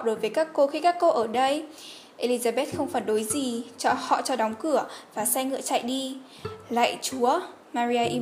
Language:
Vietnamese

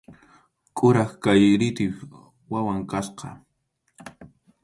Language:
Arequipa-La Unión Quechua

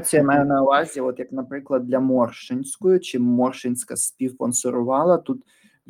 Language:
Ukrainian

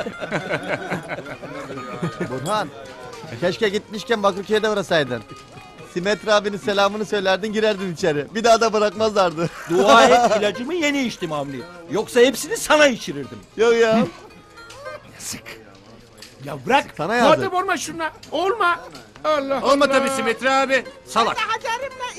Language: Turkish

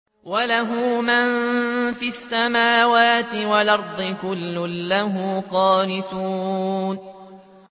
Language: Arabic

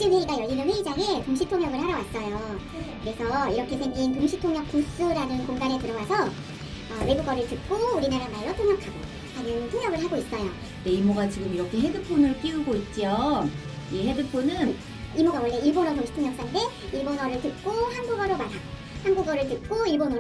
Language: Korean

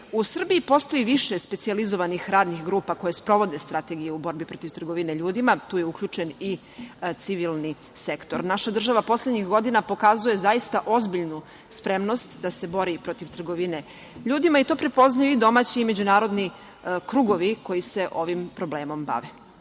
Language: Serbian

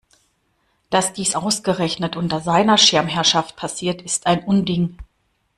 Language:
German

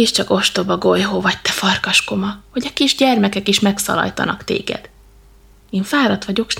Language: Hungarian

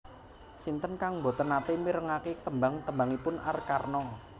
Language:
Javanese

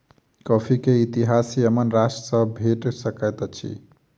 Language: Maithili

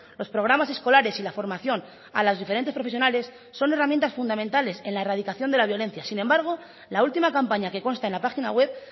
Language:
Spanish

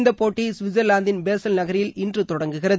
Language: Tamil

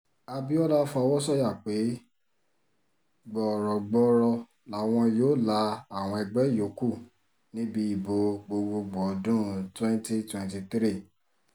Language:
Yoruba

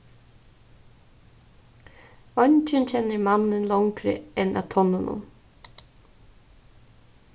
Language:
Faroese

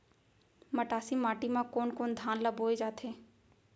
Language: Chhattisgarhi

